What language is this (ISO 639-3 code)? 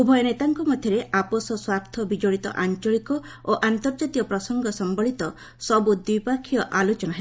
ori